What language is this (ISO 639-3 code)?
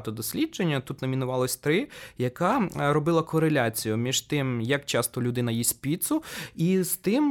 ukr